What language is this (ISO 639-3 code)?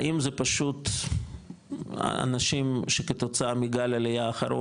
heb